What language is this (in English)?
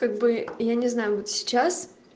Russian